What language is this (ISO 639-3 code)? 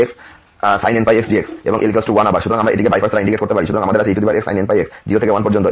ben